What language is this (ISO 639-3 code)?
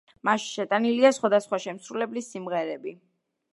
kat